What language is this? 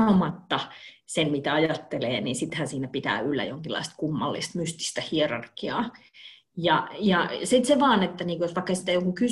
Finnish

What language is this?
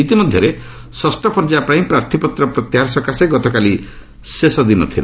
Odia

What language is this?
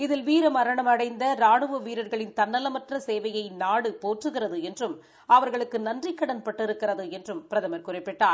Tamil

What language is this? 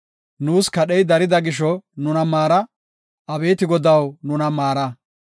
Gofa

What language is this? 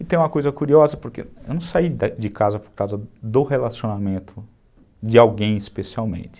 Portuguese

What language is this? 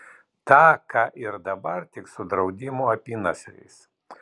Lithuanian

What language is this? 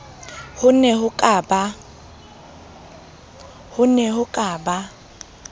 Southern Sotho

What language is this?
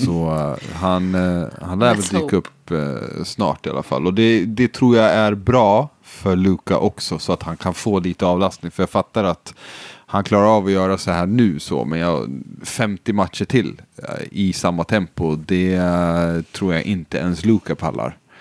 Swedish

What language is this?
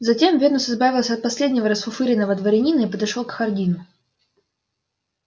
Russian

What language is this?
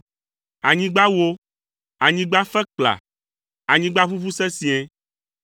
Ewe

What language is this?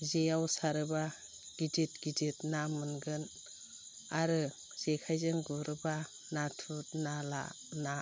Bodo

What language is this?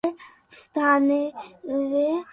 Bangla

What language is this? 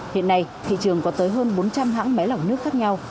Vietnamese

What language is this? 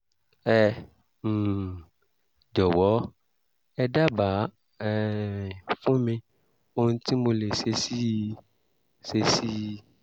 Yoruba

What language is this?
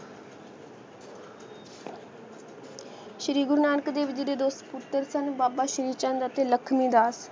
Punjabi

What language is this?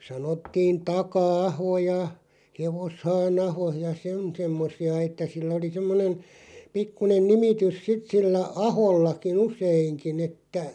Finnish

